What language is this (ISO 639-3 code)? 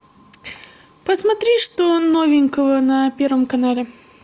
rus